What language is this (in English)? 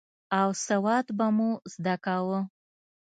Pashto